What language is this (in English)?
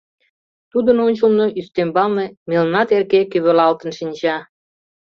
Mari